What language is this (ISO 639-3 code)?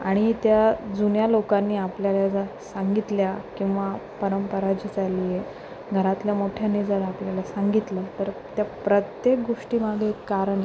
mar